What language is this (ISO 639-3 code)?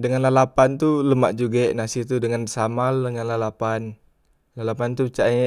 mui